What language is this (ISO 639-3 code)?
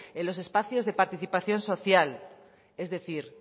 spa